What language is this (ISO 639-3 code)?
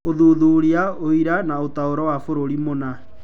kik